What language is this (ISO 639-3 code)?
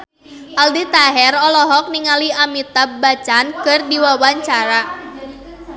sun